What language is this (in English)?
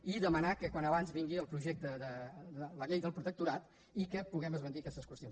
Catalan